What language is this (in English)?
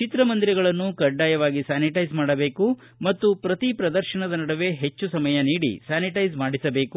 Kannada